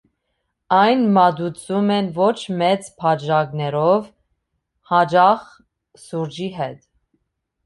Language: Armenian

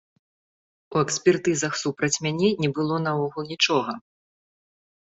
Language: Belarusian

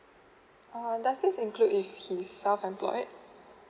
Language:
English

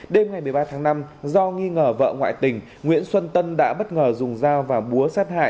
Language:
Vietnamese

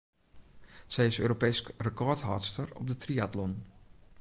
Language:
Western Frisian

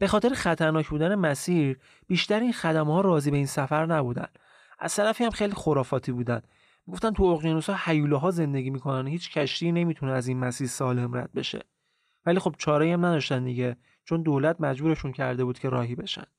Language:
Persian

